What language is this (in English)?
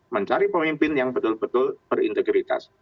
Indonesian